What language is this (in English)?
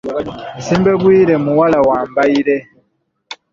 Ganda